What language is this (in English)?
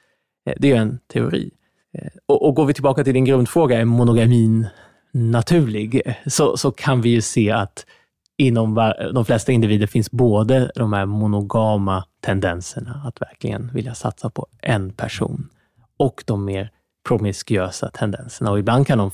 Swedish